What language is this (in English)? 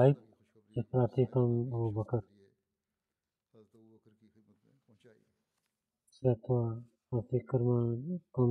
Bulgarian